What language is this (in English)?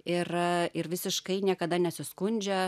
Lithuanian